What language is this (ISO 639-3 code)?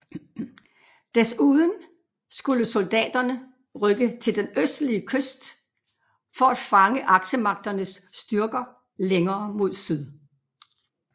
dan